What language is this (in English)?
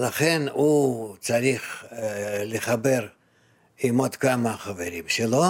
Hebrew